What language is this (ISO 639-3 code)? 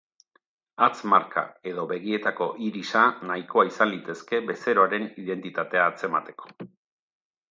eus